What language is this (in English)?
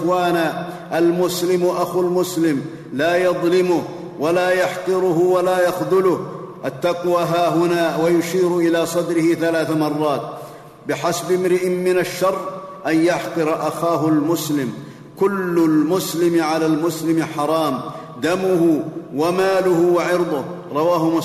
Arabic